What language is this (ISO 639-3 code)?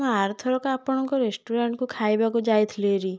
ori